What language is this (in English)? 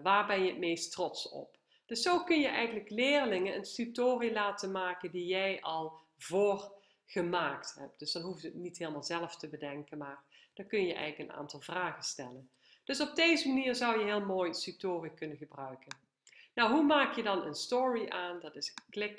Dutch